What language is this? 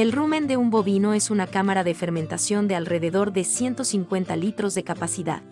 Spanish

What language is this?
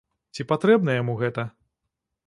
Belarusian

